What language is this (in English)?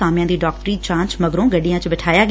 Punjabi